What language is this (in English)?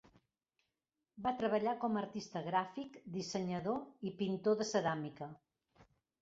Catalan